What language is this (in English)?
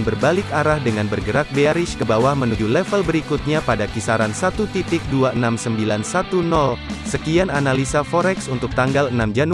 Indonesian